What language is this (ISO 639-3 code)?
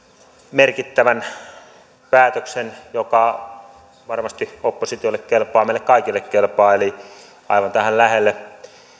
fin